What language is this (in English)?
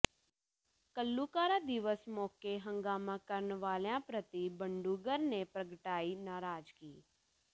Punjabi